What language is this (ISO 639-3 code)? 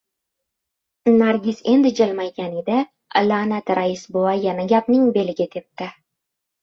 uzb